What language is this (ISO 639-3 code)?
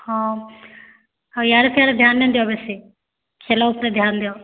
ori